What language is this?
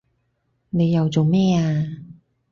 Cantonese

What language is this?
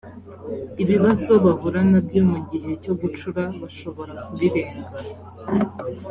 Kinyarwanda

